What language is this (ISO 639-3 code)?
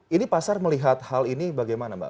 ind